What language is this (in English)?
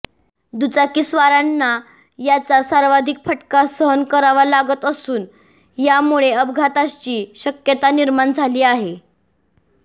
Marathi